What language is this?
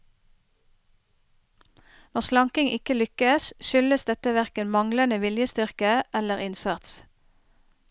Norwegian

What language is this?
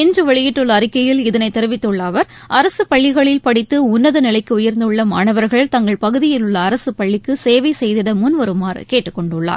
Tamil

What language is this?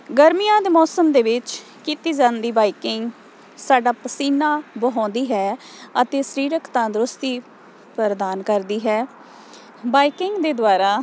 Punjabi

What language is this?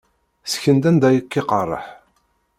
Kabyle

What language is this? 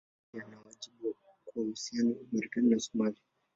Swahili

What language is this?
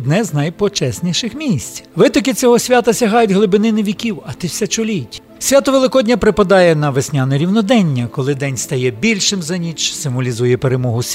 Ukrainian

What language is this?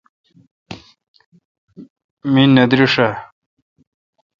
Kalkoti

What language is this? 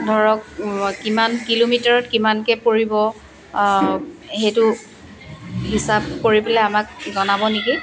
Assamese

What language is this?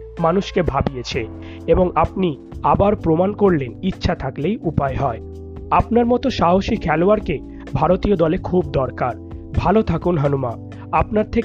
Bangla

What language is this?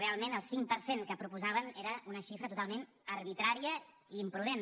Catalan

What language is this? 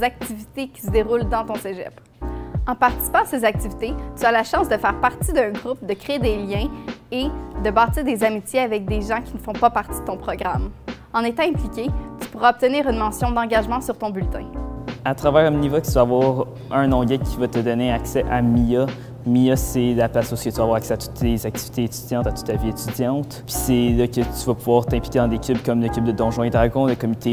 French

